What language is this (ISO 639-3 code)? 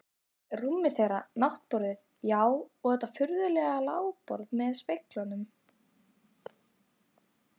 isl